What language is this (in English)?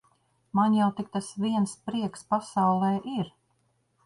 Latvian